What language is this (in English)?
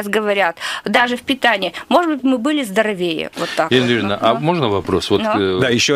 Russian